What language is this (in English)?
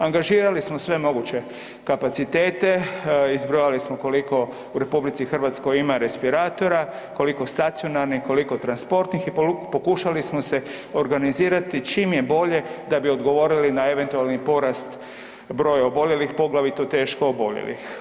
Croatian